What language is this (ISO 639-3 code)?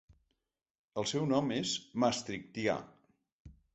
cat